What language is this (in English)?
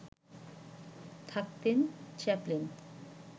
Bangla